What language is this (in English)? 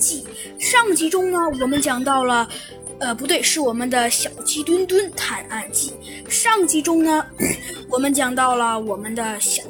Chinese